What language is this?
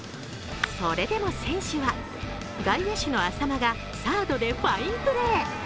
Japanese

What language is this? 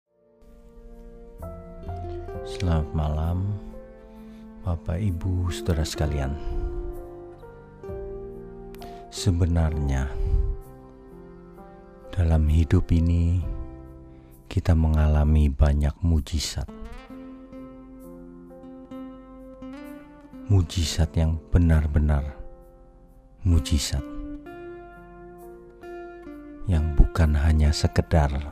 Indonesian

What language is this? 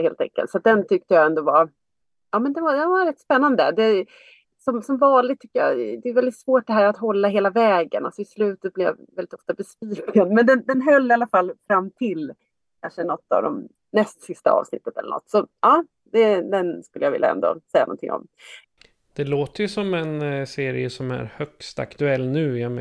Swedish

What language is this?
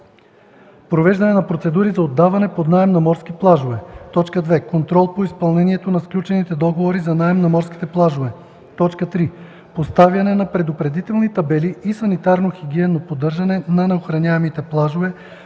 Bulgarian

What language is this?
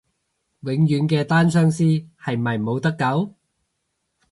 Cantonese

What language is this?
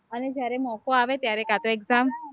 Gujarati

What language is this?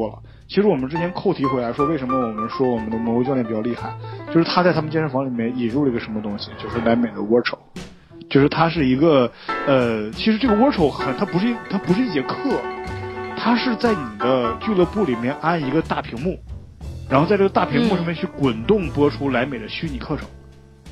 Chinese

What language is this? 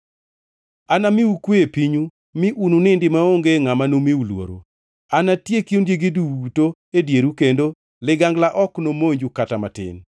Luo (Kenya and Tanzania)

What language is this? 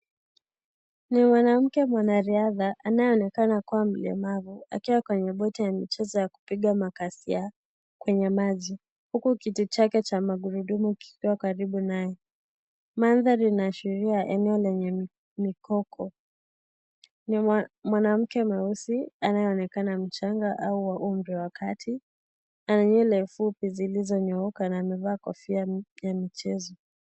Swahili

